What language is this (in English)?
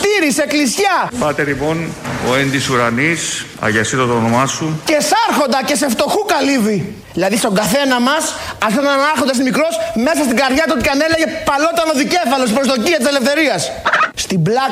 Greek